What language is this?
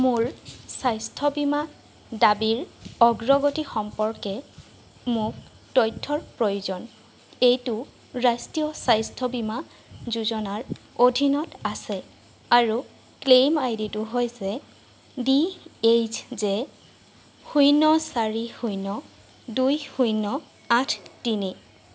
Assamese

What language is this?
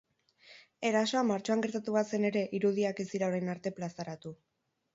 Basque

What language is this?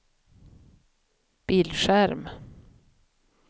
Swedish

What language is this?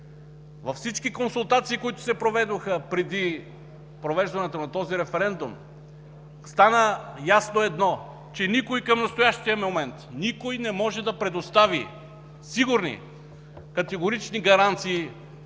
Bulgarian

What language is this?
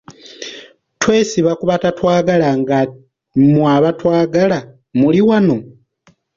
Ganda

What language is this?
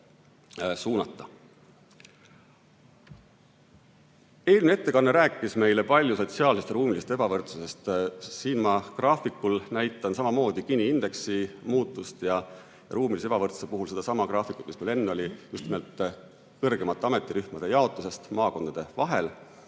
Estonian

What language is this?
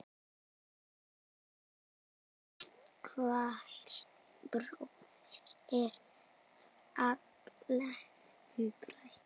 Icelandic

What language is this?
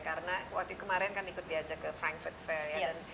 Indonesian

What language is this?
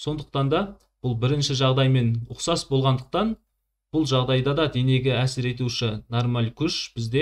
Turkish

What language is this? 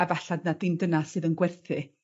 Welsh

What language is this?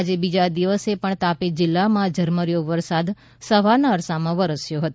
Gujarati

